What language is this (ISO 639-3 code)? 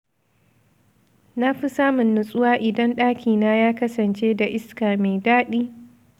hau